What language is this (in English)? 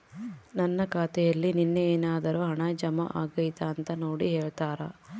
Kannada